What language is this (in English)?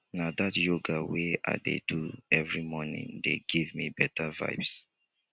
Nigerian Pidgin